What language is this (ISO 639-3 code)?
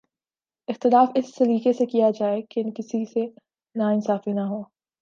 urd